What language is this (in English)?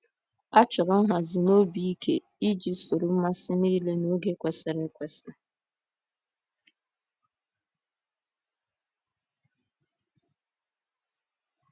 Igbo